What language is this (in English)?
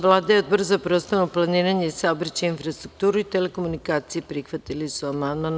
Serbian